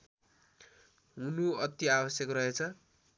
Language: Nepali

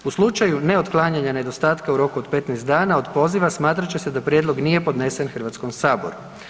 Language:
Croatian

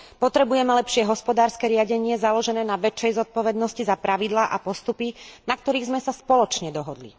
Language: Slovak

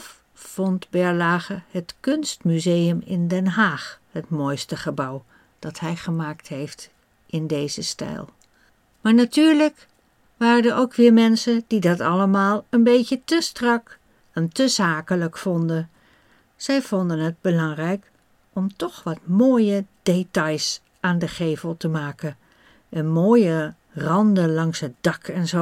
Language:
Dutch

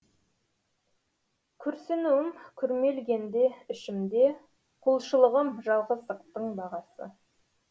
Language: Kazakh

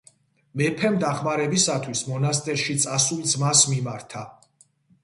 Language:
Georgian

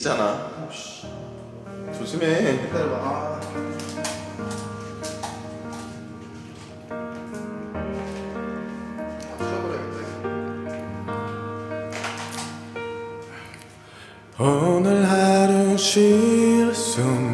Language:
Korean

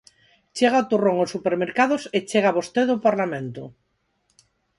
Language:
Galician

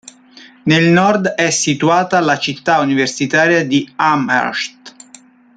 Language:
Italian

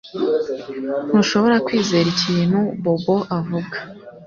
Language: Kinyarwanda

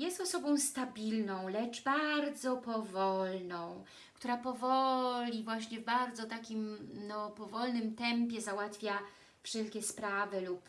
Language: Polish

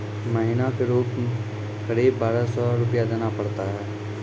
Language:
Maithili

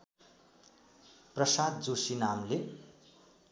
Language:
Nepali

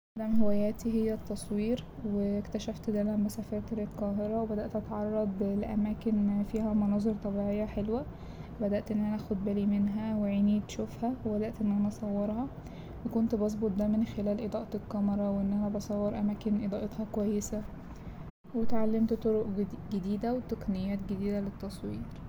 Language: Egyptian Arabic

